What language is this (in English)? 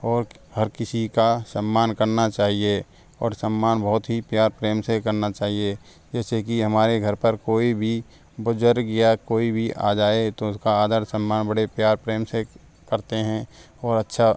Hindi